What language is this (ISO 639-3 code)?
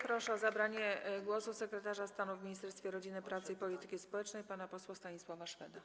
pol